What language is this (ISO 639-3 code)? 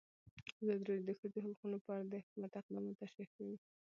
pus